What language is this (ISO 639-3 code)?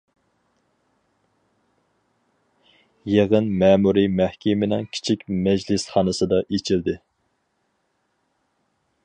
uig